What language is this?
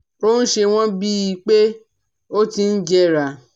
Yoruba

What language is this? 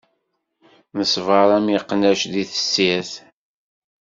Kabyle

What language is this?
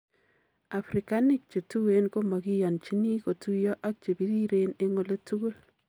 Kalenjin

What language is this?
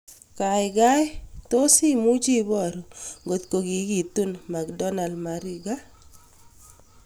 Kalenjin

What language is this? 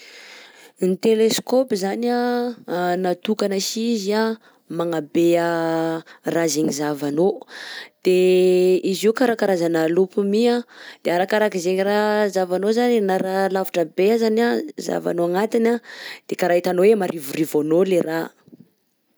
Southern Betsimisaraka Malagasy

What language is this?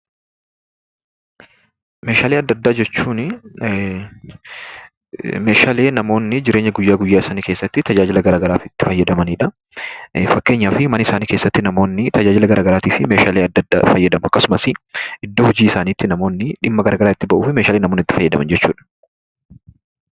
Oromo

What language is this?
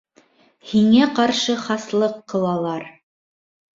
Bashkir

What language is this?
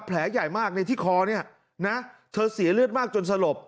Thai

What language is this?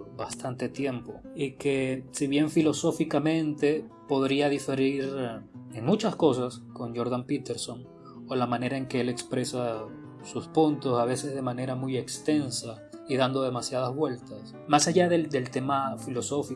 Spanish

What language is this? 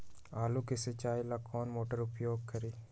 Magahi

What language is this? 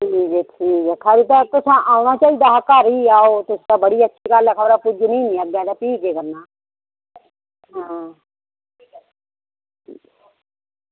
Dogri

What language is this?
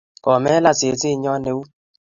Kalenjin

